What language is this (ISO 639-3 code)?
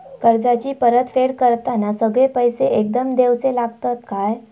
mar